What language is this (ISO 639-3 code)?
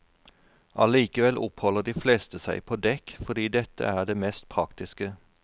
nor